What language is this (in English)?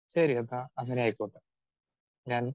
Malayalam